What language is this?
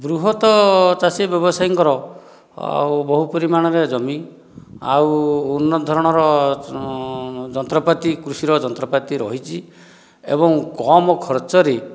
Odia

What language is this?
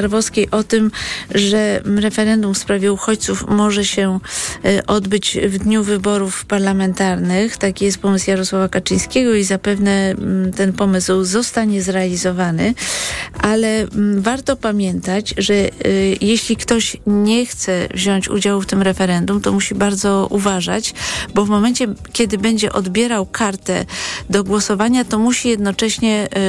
Polish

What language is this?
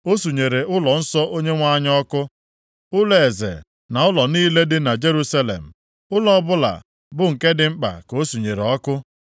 Igbo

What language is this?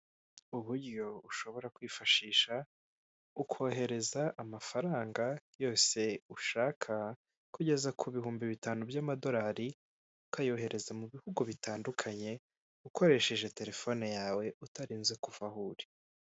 Kinyarwanda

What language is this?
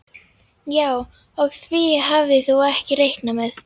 Icelandic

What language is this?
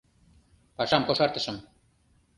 Mari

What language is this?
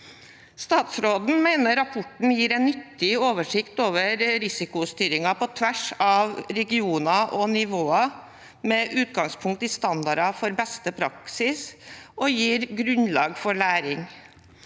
Norwegian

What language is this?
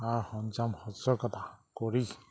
Assamese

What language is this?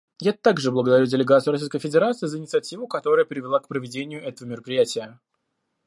Russian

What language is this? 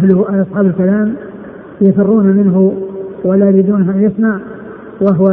Arabic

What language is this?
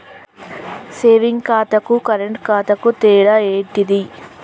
Telugu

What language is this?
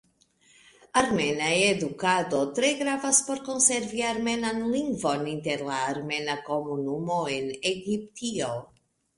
Esperanto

